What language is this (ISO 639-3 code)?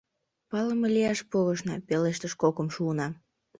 chm